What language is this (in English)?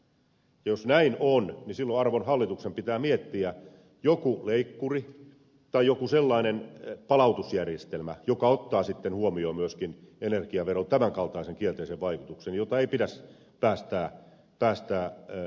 Finnish